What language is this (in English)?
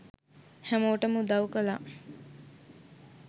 Sinhala